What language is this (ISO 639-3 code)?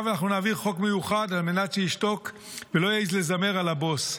heb